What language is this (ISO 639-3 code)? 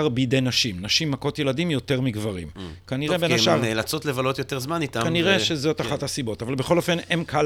heb